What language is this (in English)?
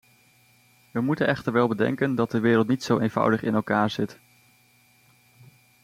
Dutch